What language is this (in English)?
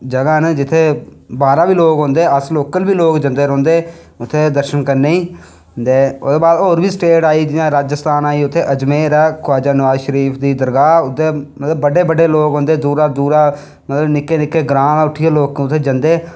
Dogri